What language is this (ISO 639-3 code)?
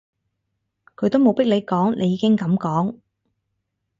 yue